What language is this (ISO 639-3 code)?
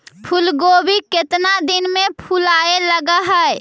mag